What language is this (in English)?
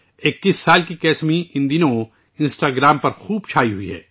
Urdu